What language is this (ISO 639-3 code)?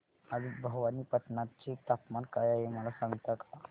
mar